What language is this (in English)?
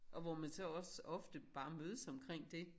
Danish